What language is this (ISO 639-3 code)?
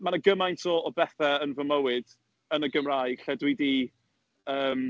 cym